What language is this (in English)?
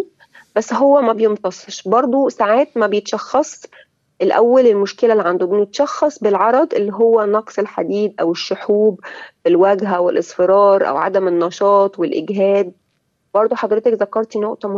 Arabic